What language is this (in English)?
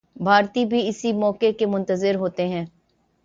Urdu